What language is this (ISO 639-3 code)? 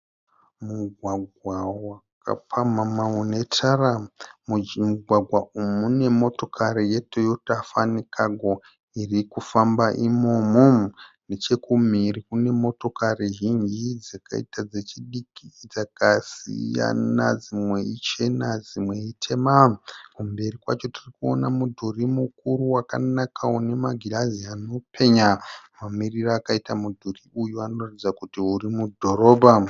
sna